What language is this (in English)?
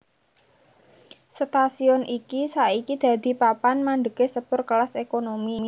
Javanese